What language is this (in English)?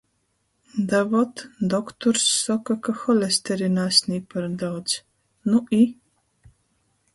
Latgalian